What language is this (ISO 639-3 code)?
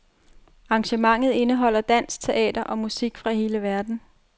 dan